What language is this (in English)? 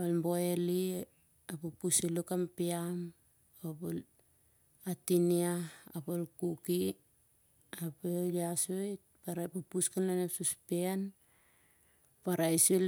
Siar-Lak